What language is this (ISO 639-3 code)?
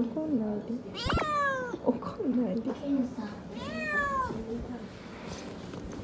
jpn